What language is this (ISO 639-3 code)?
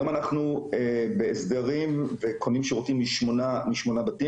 heb